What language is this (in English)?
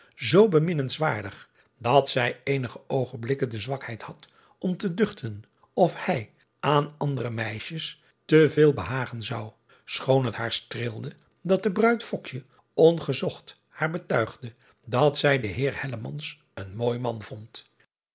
Dutch